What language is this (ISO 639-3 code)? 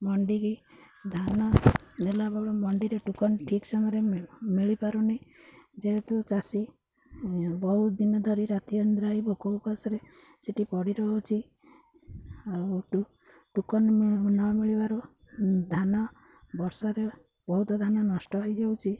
ori